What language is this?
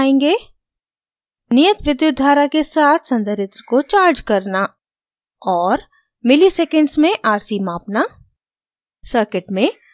Hindi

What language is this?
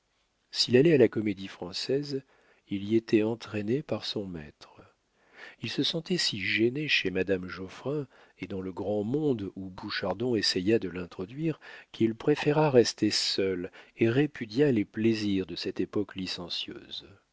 French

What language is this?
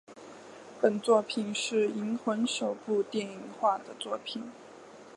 Chinese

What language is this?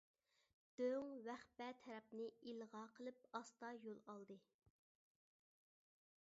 Uyghur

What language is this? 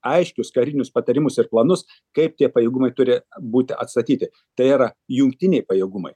Lithuanian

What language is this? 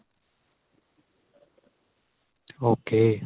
Punjabi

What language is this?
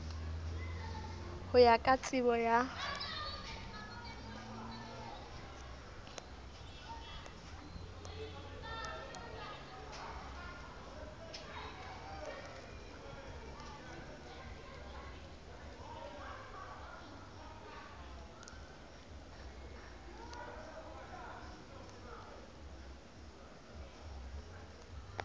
Southern Sotho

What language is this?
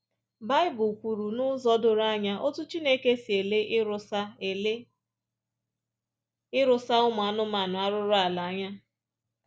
Igbo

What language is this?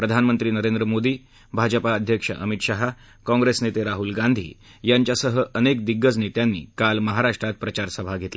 Marathi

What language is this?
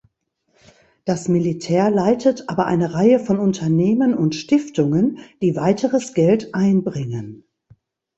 German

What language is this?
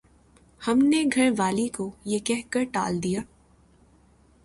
Urdu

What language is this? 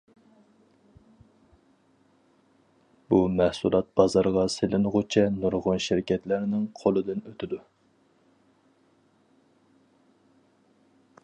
Uyghur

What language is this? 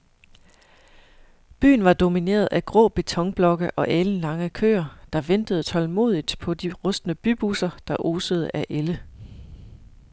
Danish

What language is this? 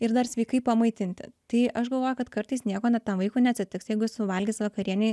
Lithuanian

